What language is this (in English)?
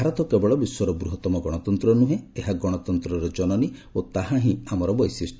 Odia